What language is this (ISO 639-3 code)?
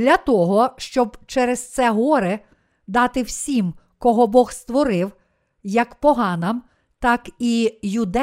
ukr